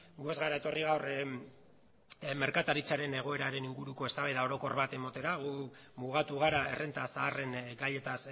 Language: Basque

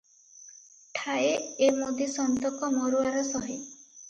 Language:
Odia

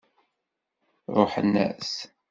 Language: Kabyle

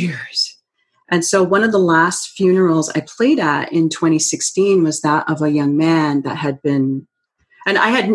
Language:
English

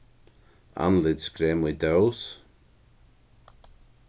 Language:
Faroese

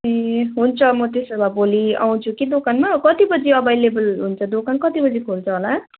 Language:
Nepali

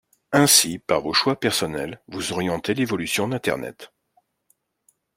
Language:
French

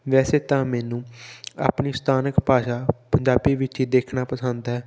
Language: Punjabi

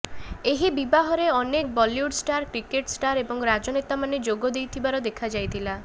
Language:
Odia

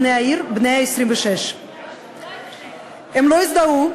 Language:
Hebrew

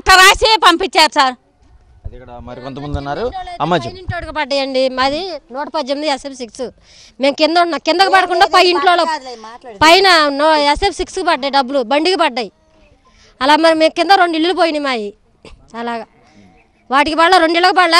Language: Telugu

